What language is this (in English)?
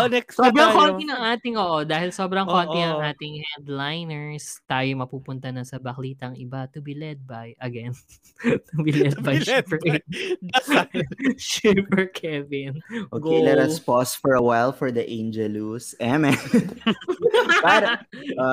Filipino